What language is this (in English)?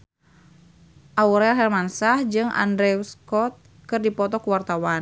Sundanese